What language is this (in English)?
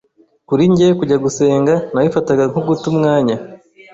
Kinyarwanda